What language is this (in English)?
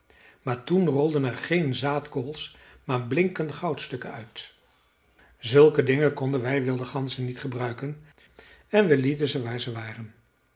Dutch